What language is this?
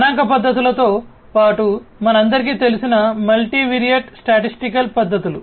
Telugu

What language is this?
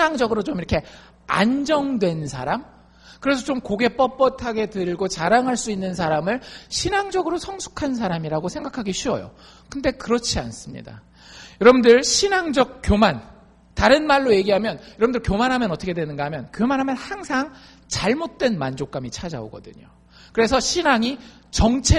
Korean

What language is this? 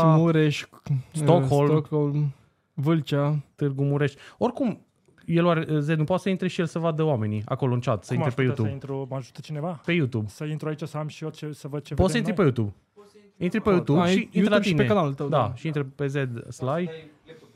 Romanian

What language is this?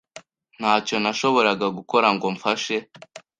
Kinyarwanda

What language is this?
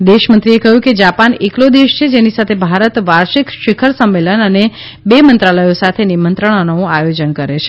Gujarati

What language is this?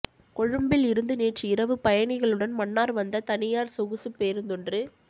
Tamil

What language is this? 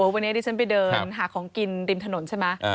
Thai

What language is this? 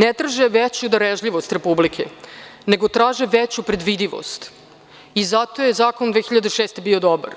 Serbian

